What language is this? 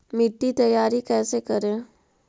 Magahi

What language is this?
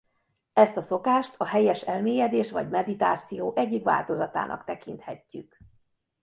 Hungarian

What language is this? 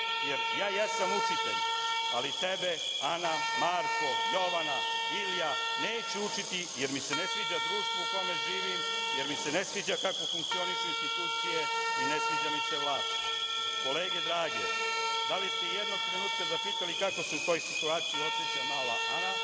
Serbian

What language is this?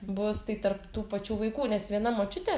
Lithuanian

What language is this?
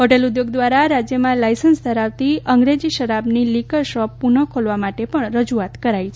Gujarati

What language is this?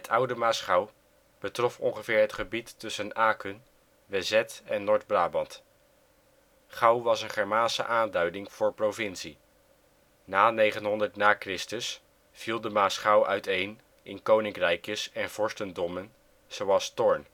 Dutch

